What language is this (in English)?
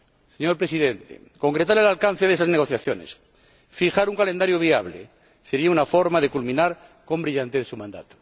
Spanish